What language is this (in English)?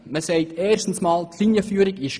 Swiss German